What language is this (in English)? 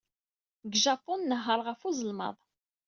Kabyle